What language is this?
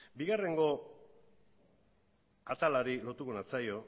Basque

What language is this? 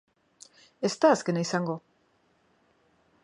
Basque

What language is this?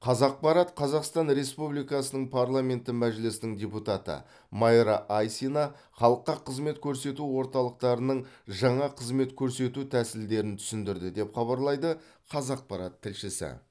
Kazakh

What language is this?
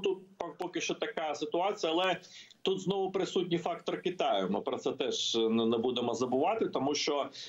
Ukrainian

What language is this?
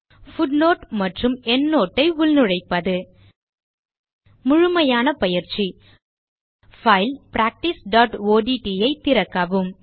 Tamil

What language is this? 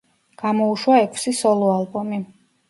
Georgian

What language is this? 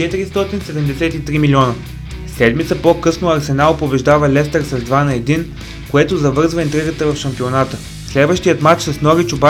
Bulgarian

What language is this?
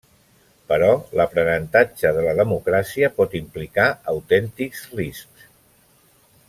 Catalan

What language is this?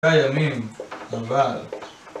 Hebrew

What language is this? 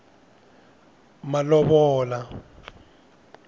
Tsonga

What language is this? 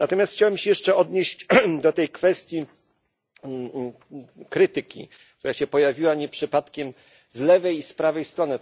Polish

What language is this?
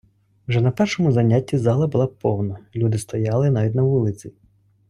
Ukrainian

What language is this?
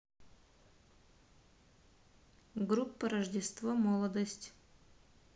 Russian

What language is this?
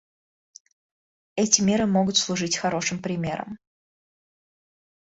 Russian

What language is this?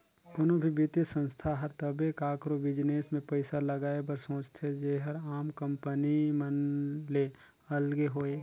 Chhattisgarhi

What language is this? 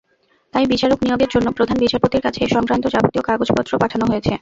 Bangla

